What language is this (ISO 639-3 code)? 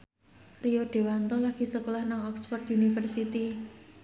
jav